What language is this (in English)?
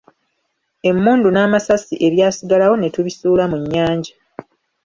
Ganda